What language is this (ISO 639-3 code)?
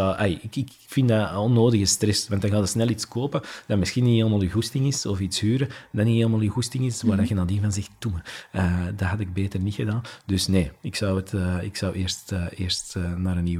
nld